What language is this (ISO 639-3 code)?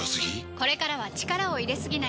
jpn